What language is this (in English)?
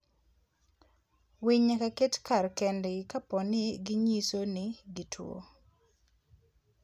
Luo (Kenya and Tanzania)